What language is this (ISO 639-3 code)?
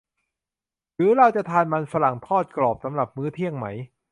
tha